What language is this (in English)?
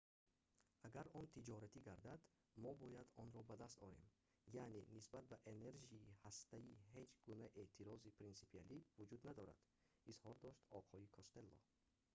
Tajik